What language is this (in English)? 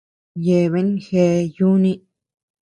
Tepeuxila Cuicatec